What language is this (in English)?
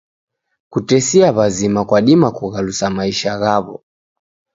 Taita